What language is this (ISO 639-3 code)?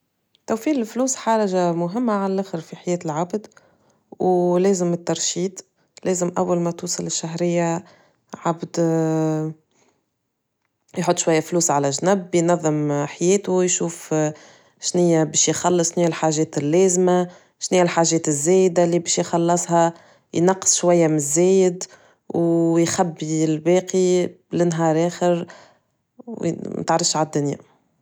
aeb